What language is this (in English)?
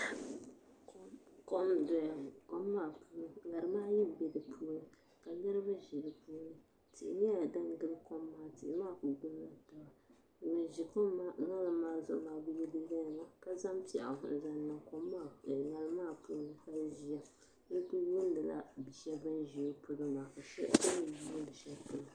Dagbani